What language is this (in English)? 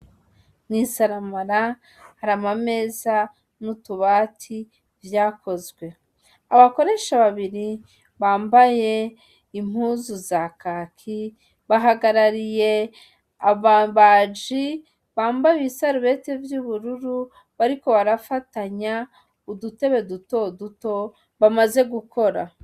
Rundi